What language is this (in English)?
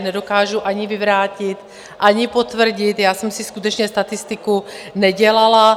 Czech